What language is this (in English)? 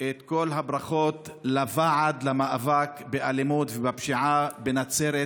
Hebrew